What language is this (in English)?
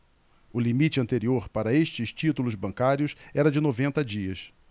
Portuguese